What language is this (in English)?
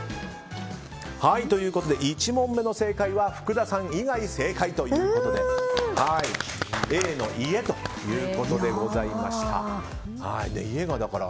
Japanese